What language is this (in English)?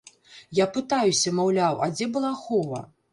Belarusian